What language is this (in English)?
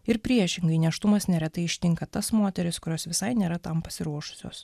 Lithuanian